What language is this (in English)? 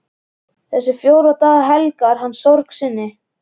Icelandic